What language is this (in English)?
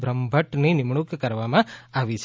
Gujarati